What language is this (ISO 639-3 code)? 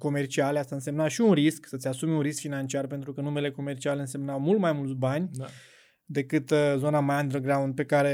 ron